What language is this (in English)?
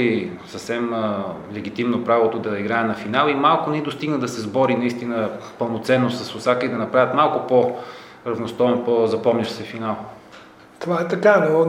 Bulgarian